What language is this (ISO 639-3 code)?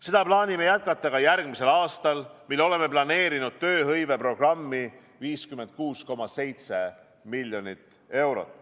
est